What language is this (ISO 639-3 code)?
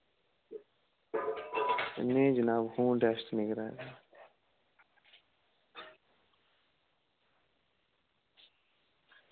doi